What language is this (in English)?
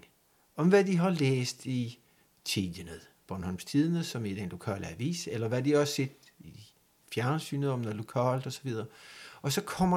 Danish